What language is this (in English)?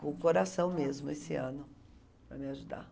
Portuguese